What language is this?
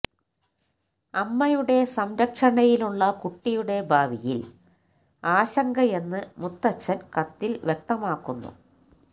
Malayalam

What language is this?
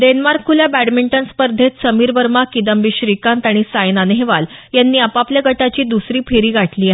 Marathi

